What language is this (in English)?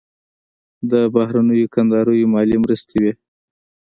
Pashto